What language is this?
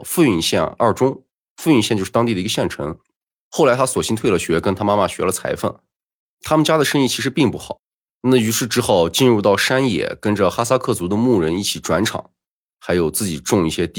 Chinese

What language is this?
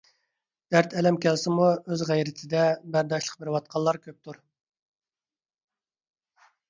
Uyghur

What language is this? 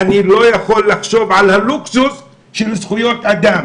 Hebrew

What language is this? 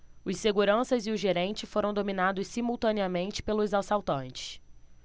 Portuguese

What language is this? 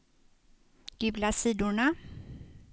Swedish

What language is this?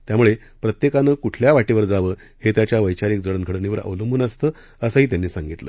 Marathi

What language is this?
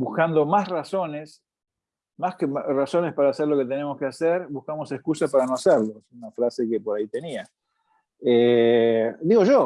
Spanish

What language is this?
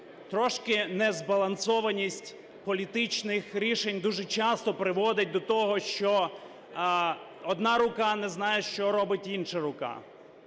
Ukrainian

